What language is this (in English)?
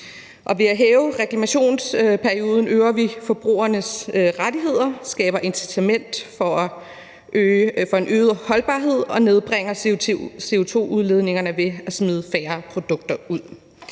Danish